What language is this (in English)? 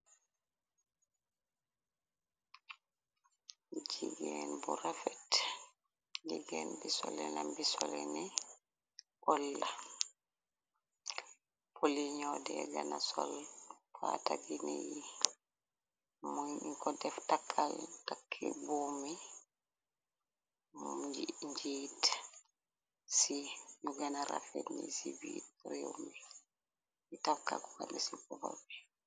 Wolof